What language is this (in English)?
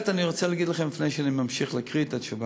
Hebrew